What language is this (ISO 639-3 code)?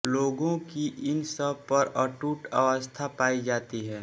hin